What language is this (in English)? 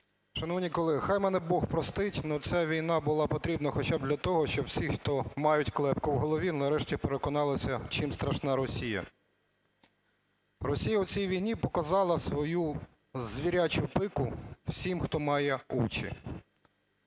Ukrainian